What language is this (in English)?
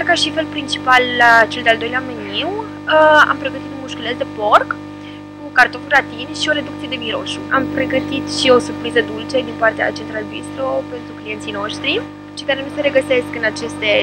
Romanian